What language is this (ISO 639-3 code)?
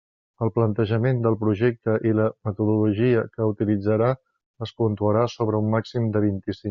cat